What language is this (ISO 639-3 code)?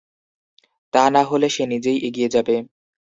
ben